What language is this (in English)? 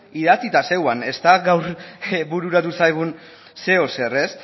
Basque